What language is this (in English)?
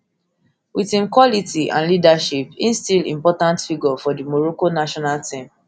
Nigerian Pidgin